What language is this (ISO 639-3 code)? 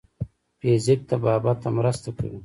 pus